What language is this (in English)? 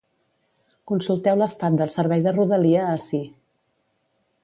Catalan